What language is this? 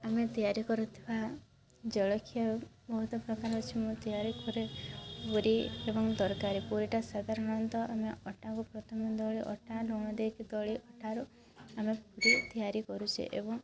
Odia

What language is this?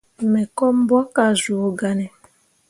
Mundang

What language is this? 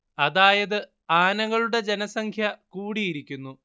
Malayalam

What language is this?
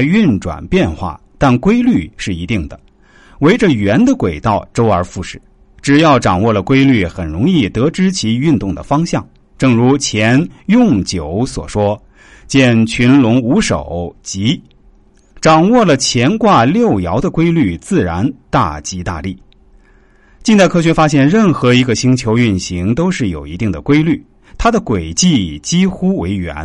Chinese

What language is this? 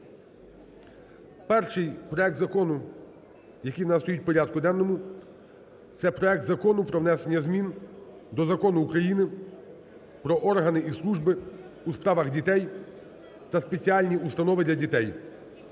Ukrainian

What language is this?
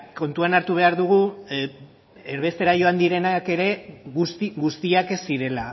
Basque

